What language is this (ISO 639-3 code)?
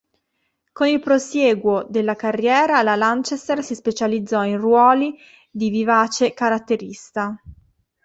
ita